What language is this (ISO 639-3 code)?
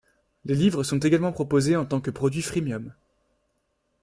fra